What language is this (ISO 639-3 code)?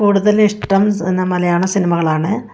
mal